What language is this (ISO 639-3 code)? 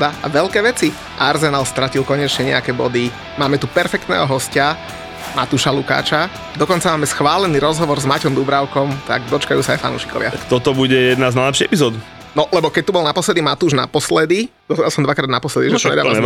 slk